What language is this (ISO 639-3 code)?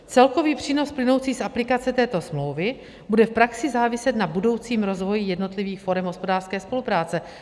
ces